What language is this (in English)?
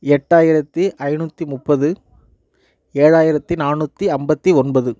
Tamil